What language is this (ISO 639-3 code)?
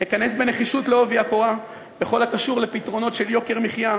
heb